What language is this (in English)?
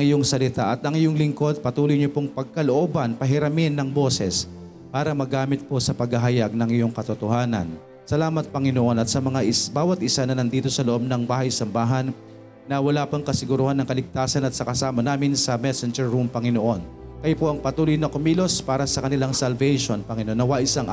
Filipino